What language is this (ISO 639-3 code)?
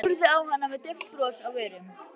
isl